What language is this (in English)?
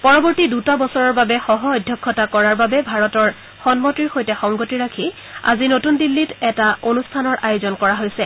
Assamese